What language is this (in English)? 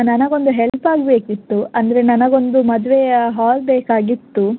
Kannada